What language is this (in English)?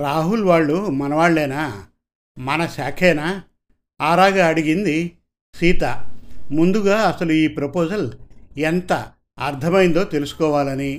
Telugu